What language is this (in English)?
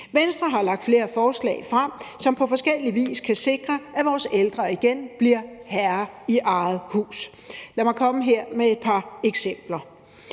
Danish